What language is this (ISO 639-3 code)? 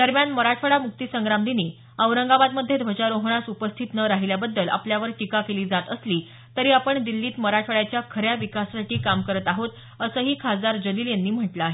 mar